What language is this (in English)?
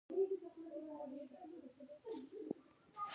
Pashto